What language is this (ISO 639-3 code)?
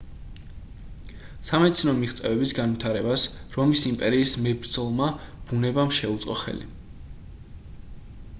kat